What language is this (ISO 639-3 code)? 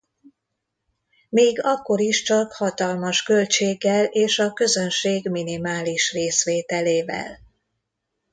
hun